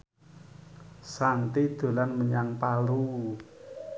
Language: Javanese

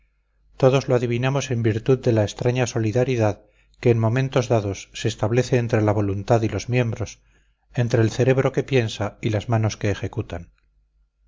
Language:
Spanish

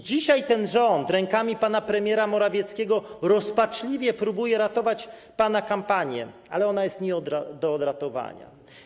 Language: Polish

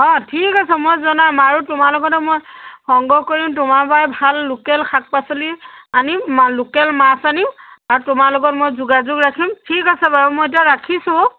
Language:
Assamese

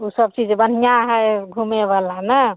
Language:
Maithili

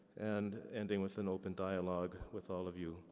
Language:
English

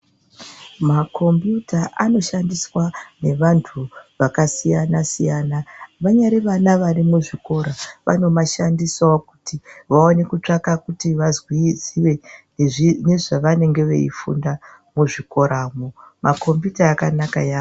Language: Ndau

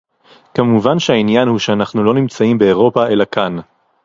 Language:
Hebrew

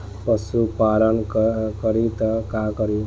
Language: Bhojpuri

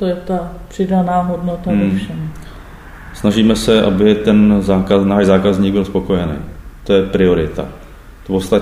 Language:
Czech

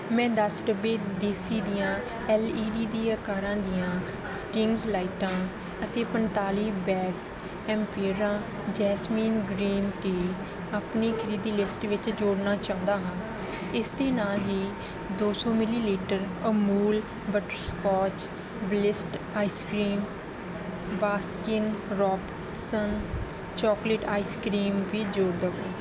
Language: Punjabi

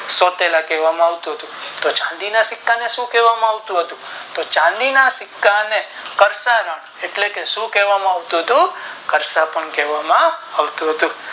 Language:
Gujarati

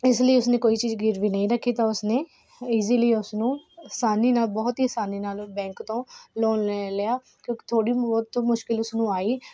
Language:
Punjabi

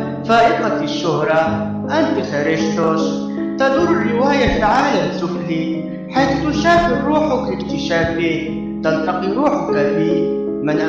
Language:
Arabic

